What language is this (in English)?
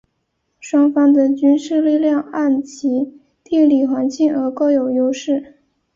Chinese